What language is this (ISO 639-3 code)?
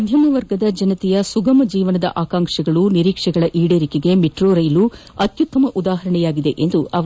kan